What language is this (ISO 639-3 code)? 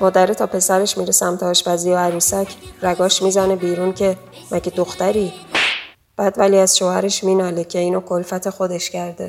fas